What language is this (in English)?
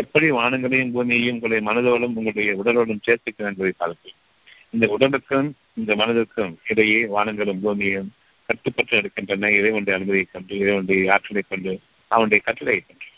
Tamil